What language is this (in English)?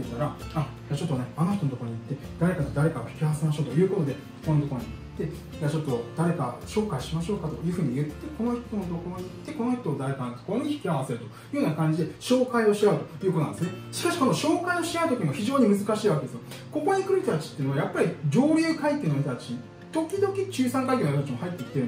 Japanese